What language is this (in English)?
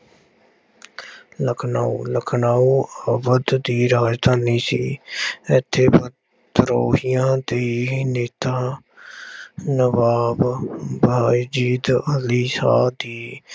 Punjabi